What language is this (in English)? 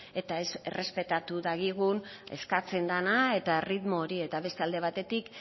Basque